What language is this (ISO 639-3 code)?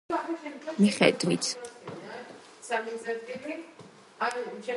kat